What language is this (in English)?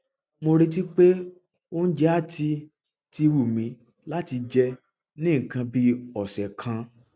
Yoruba